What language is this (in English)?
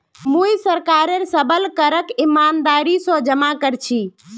Magahi